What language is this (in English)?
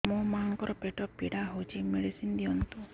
Odia